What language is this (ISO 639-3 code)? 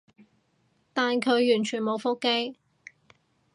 yue